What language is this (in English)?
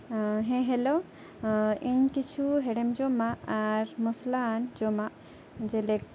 Santali